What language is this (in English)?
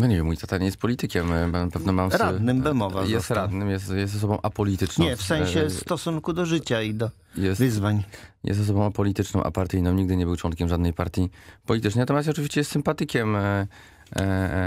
Polish